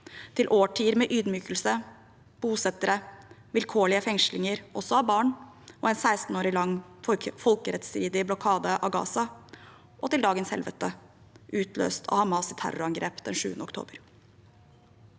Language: Norwegian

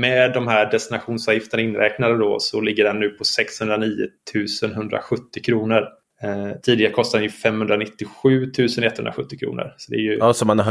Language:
Swedish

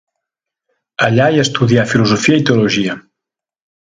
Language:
Catalan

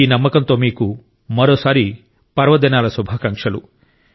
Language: Telugu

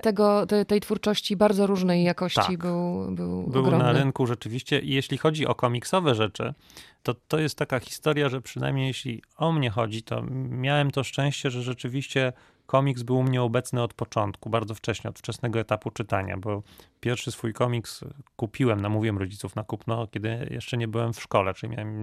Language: Polish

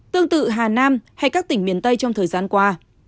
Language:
Vietnamese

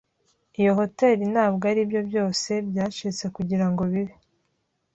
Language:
Kinyarwanda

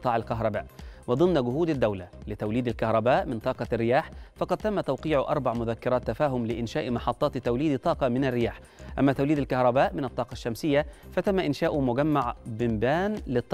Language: Arabic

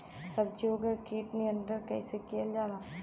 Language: Bhojpuri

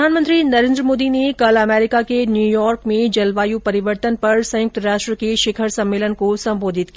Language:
Hindi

